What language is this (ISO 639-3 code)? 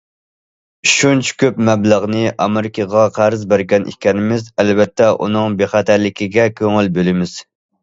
uig